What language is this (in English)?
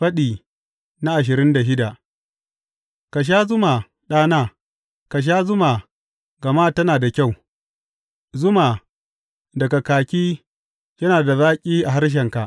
Hausa